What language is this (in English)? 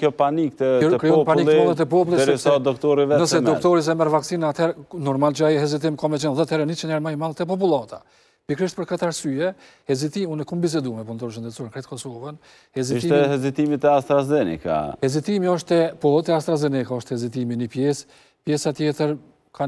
Romanian